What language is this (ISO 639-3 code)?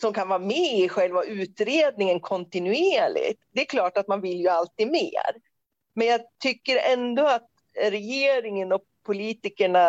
swe